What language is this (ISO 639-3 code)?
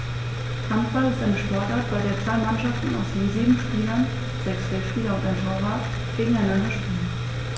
deu